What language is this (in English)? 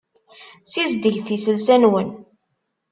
Kabyle